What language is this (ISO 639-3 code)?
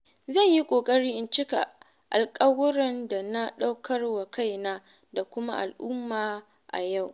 hau